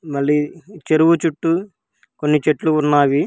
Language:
Telugu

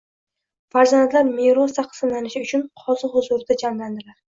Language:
Uzbek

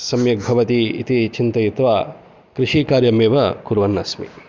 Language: Sanskrit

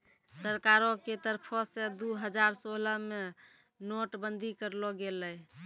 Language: Maithili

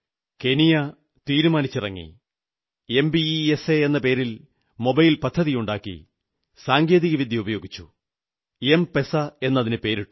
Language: Malayalam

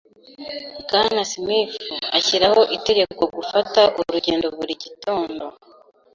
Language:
Kinyarwanda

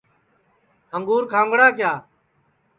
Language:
Sansi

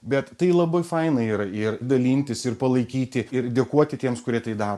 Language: Lithuanian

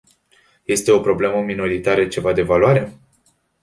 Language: Romanian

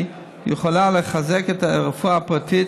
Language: Hebrew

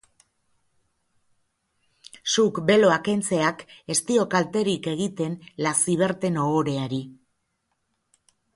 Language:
Basque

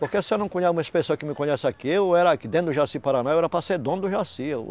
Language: Portuguese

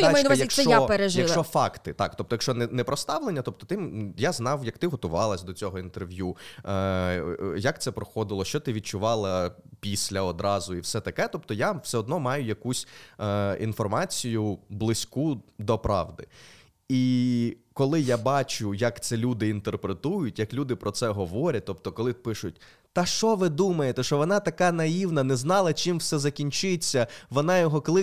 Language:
Ukrainian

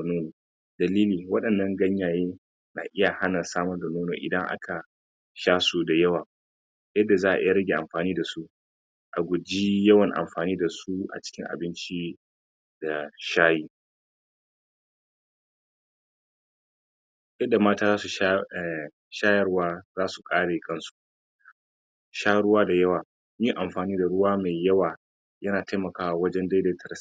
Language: Hausa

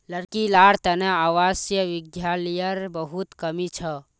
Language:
Magahi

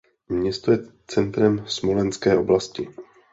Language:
Czech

